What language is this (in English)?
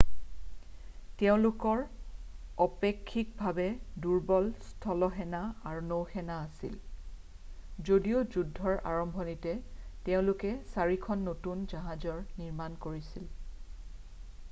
Assamese